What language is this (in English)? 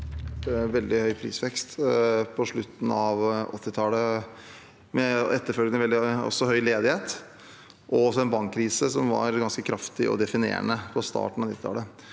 Norwegian